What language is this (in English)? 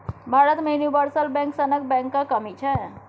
Maithili